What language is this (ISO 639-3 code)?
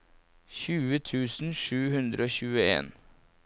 nor